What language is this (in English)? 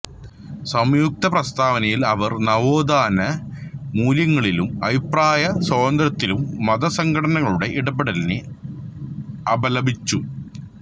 Malayalam